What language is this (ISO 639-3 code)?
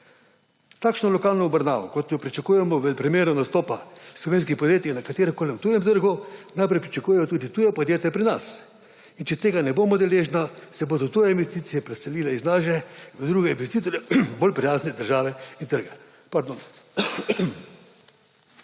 slv